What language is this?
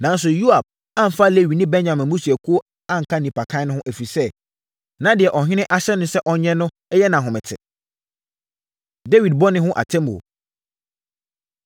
Akan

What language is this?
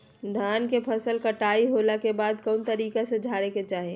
Magahi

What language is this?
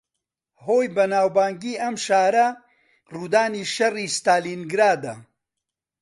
Central Kurdish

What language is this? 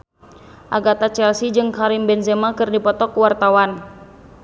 Sundanese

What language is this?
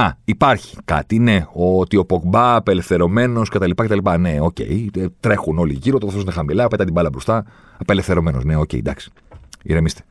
Greek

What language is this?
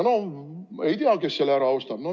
Estonian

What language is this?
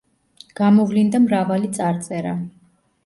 Georgian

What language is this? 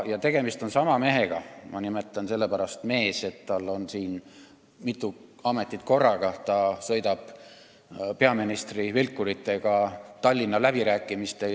Estonian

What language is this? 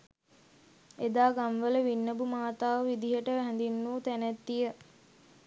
Sinhala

